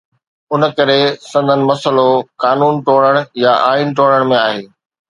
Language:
Sindhi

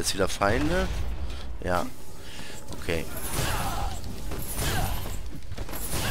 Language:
German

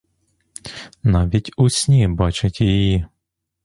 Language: Ukrainian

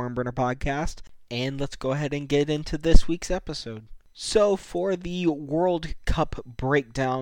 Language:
English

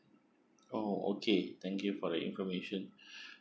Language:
English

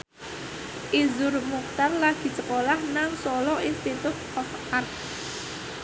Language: Javanese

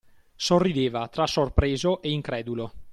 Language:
Italian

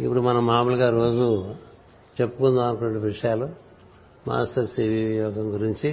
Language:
Telugu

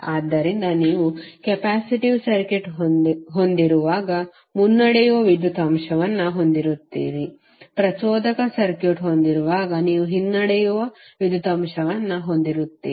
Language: Kannada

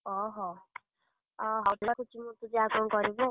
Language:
Odia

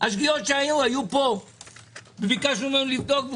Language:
Hebrew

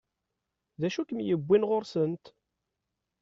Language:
Kabyle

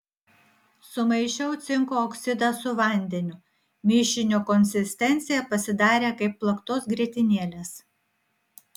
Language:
Lithuanian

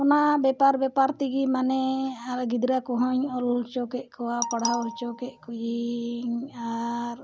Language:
Santali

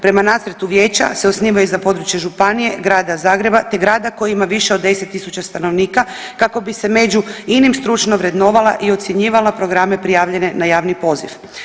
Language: Croatian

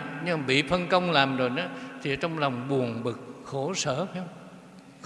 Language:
Vietnamese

